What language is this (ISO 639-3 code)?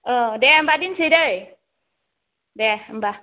brx